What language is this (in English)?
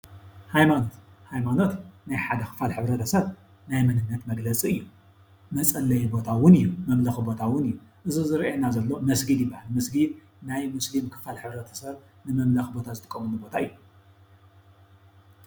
Tigrinya